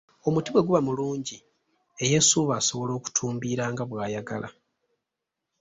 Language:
Ganda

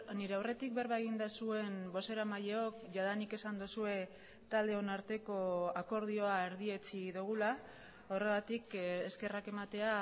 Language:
Basque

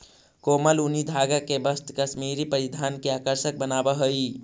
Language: Magahi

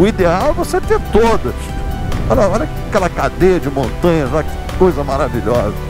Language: Portuguese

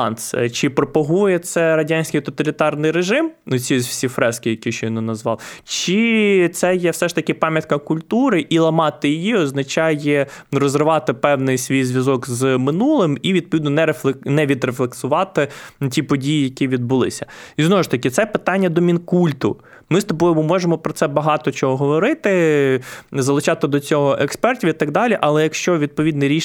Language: Ukrainian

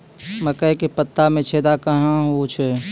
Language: Maithili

